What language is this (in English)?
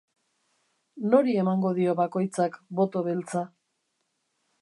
Basque